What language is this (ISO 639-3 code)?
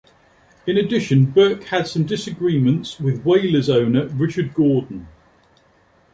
eng